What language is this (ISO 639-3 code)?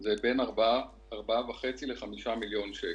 heb